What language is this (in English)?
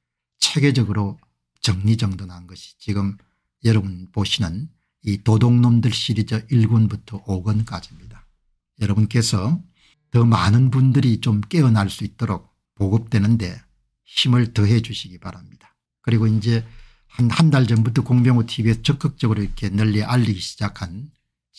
Korean